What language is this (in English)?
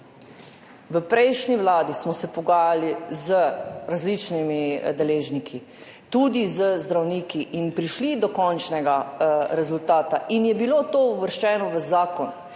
Slovenian